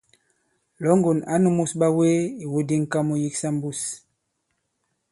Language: Bankon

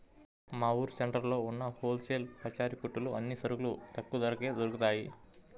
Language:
Telugu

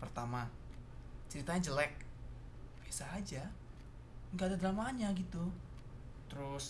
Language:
Indonesian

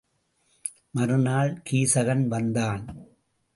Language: Tamil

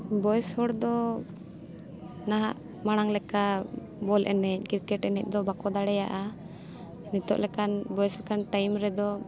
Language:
Santali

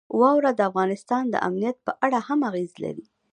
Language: Pashto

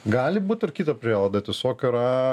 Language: Lithuanian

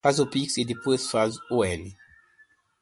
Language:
Portuguese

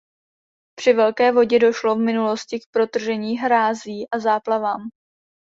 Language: Czech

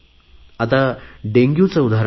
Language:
Marathi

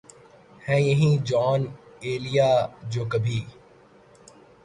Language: Urdu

